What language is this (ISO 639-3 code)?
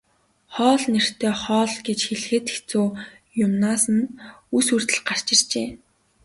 mon